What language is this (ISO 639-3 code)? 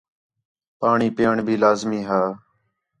xhe